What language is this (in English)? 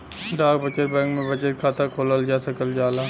Bhojpuri